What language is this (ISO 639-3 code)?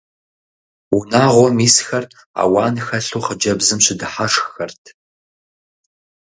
kbd